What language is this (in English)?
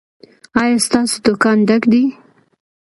Pashto